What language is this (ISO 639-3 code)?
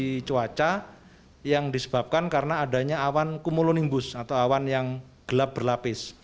ind